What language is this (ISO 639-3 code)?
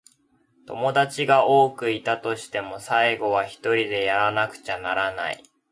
jpn